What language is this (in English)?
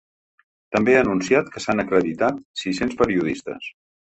Catalan